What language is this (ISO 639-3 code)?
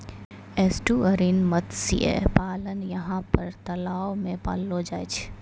mai